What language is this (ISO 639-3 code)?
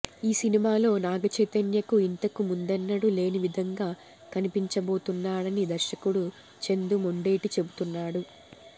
tel